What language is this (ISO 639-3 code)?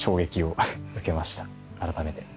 jpn